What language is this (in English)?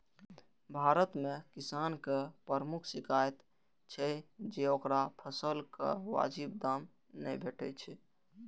Maithili